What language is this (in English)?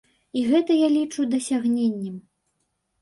Belarusian